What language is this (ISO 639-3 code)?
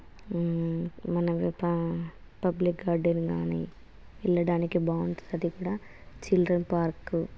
tel